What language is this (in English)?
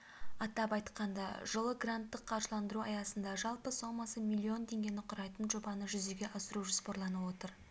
Kazakh